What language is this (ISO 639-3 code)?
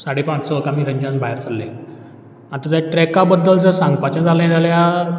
kok